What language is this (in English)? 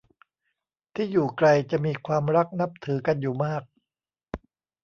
Thai